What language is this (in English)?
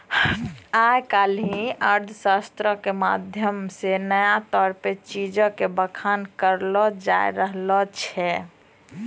Maithili